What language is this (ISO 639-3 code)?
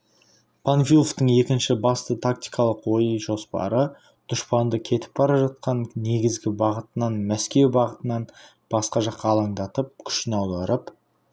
kaz